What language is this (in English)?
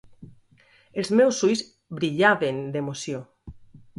Catalan